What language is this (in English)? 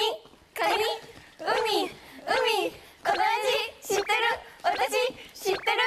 Japanese